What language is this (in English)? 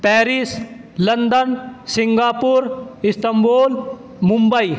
Urdu